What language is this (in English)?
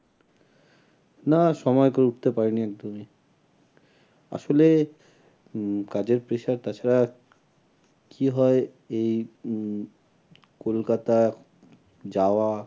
Bangla